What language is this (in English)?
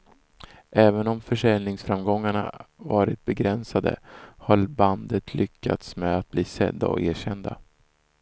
Swedish